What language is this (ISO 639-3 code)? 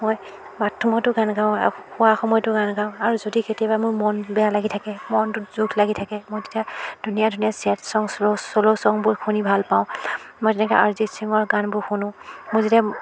asm